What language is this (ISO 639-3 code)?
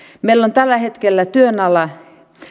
fin